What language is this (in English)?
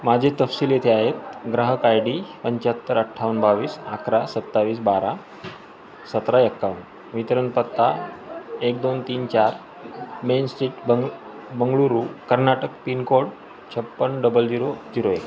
Marathi